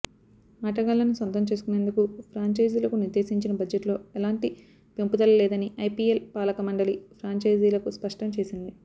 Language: Telugu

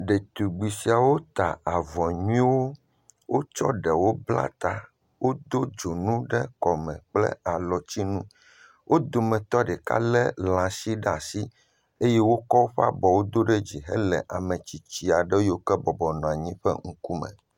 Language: Ewe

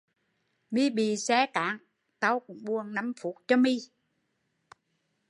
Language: Vietnamese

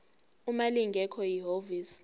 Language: Zulu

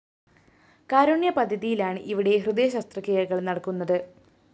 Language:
Malayalam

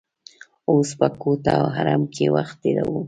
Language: Pashto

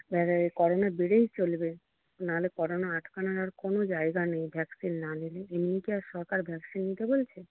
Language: Bangla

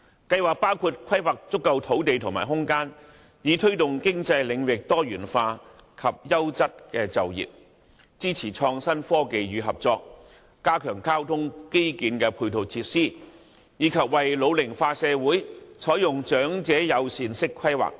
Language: Cantonese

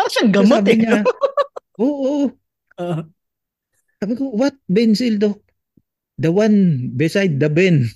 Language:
Filipino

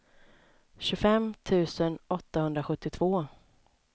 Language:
Swedish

